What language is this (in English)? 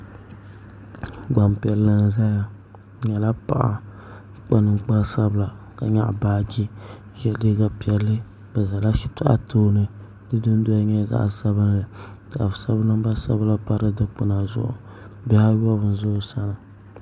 Dagbani